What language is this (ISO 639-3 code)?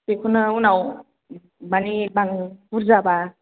brx